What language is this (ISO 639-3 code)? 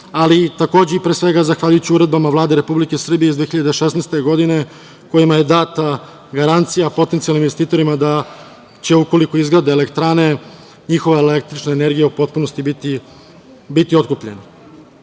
srp